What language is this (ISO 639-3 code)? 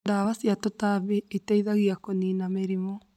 kik